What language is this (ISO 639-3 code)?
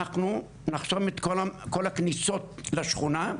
heb